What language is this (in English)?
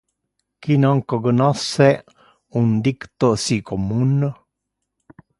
Interlingua